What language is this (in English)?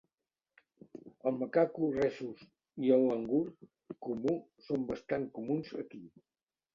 Catalan